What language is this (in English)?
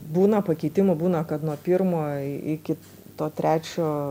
Lithuanian